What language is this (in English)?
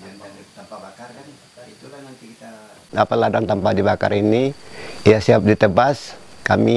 Indonesian